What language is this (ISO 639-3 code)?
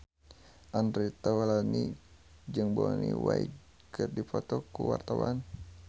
sun